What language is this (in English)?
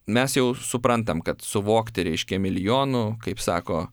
Lithuanian